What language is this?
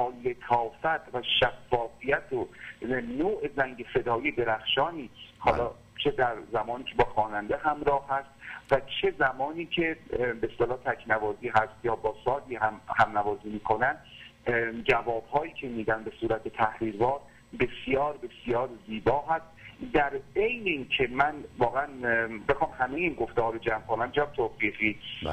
Persian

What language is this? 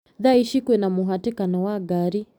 Kikuyu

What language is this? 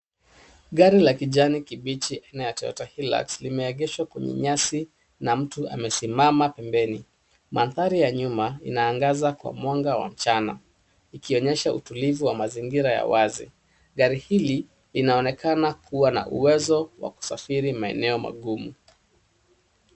Swahili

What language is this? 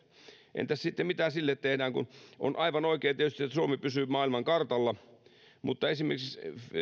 Finnish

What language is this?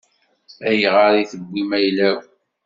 Kabyle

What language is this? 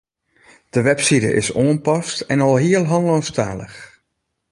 Western Frisian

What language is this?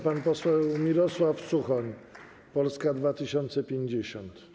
Polish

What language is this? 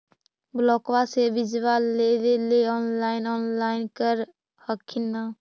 Magahi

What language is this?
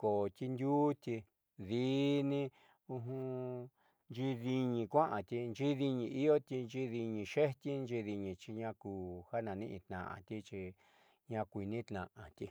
Southeastern Nochixtlán Mixtec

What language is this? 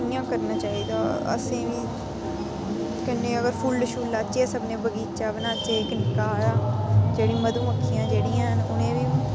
Dogri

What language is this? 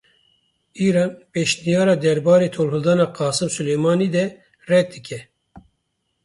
Kurdish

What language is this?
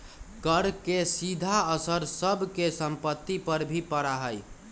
Magahi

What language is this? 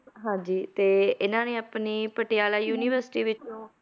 Punjabi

